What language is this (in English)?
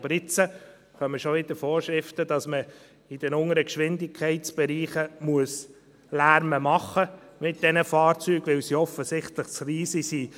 Swiss German